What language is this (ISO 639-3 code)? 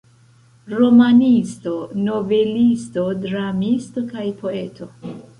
epo